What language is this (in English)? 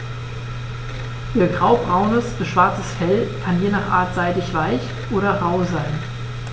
German